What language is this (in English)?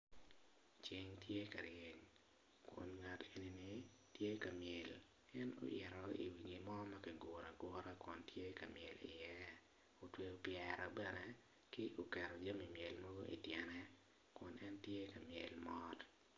Acoli